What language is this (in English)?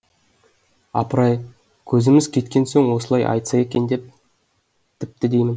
Kazakh